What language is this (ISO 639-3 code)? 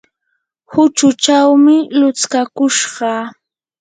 qur